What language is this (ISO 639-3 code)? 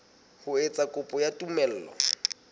sot